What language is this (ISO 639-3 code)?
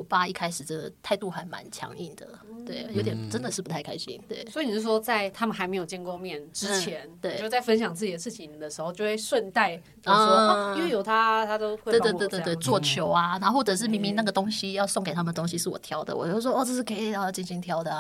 zho